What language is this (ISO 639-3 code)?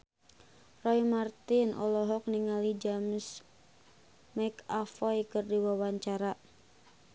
sun